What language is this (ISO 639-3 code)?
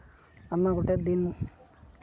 sat